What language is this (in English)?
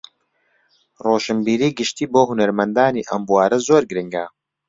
Central Kurdish